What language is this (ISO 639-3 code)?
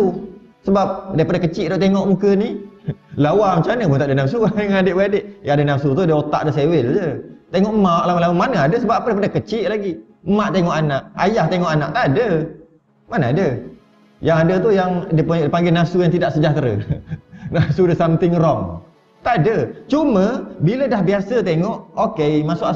msa